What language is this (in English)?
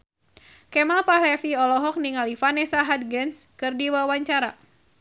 Sundanese